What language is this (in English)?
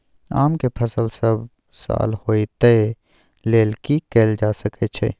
Maithili